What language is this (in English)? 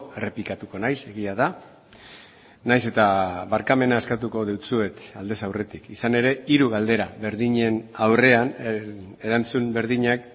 Basque